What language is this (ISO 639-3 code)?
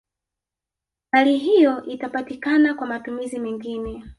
swa